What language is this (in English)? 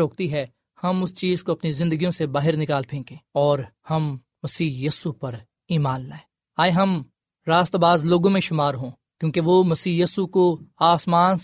Urdu